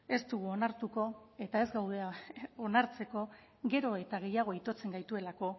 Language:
Basque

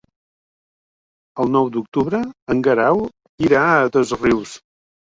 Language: Catalan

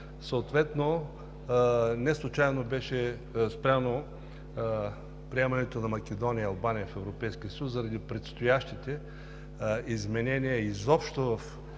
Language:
Bulgarian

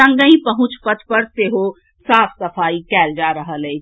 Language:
Maithili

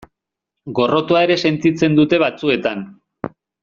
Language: Basque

